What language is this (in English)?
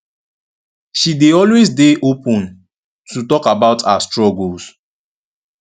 Nigerian Pidgin